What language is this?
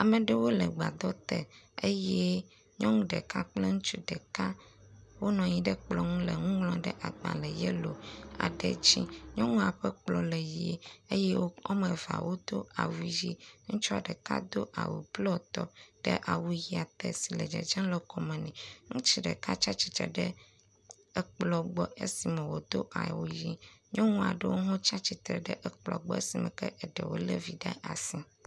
Ewe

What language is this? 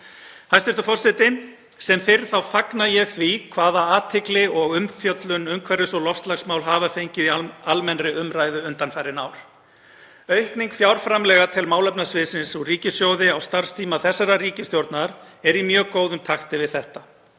Icelandic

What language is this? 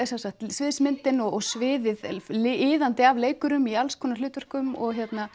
Icelandic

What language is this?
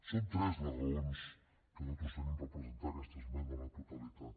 Catalan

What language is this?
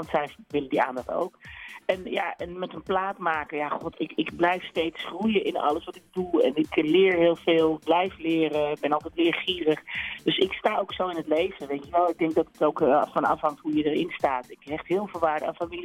Dutch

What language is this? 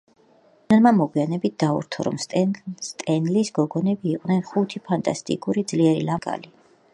Georgian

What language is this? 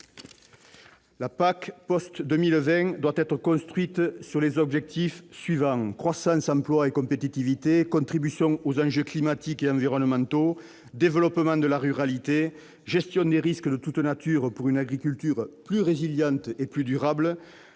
French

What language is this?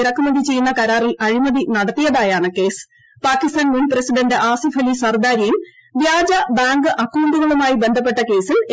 Malayalam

